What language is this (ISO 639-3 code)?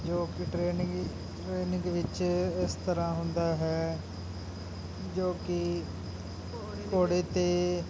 pan